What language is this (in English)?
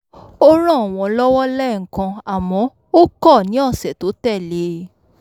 Yoruba